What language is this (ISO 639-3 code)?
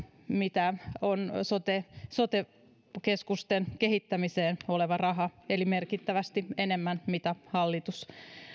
fin